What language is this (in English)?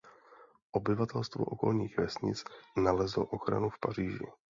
Czech